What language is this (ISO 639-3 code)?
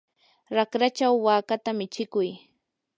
qur